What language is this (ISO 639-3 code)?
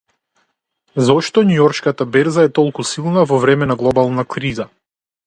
mkd